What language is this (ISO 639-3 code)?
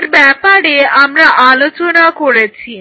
ben